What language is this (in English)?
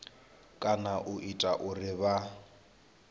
Venda